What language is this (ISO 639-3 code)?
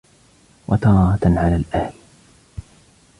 ara